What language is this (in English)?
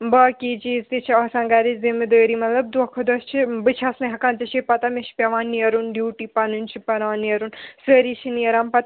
Kashmiri